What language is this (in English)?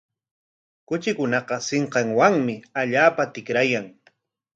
Corongo Ancash Quechua